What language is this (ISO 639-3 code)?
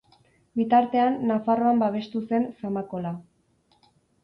eus